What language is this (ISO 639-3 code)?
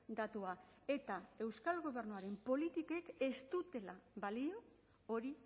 eus